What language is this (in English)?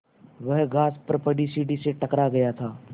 Hindi